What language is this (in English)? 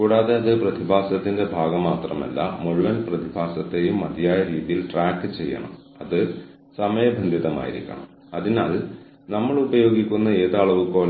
Malayalam